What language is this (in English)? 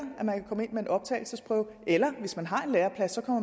Danish